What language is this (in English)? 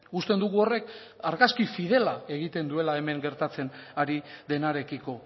Basque